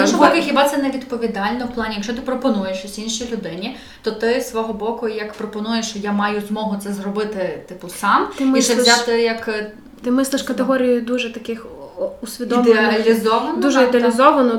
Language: Ukrainian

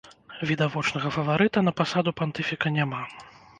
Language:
Belarusian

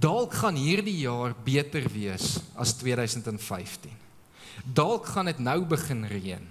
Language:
Dutch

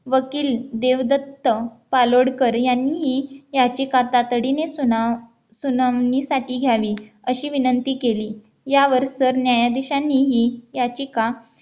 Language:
Marathi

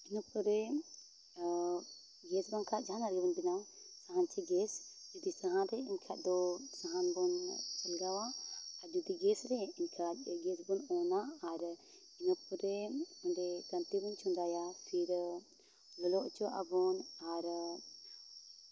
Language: Santali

